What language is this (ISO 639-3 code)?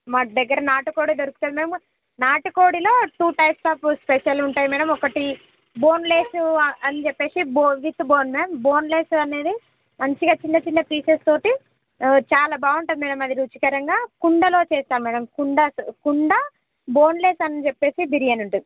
tel